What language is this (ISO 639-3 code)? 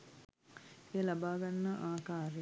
sin